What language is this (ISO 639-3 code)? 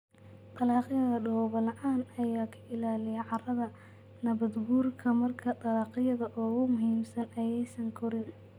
som